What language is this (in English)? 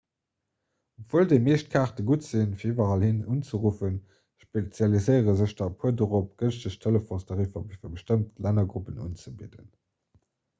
Luxembourgish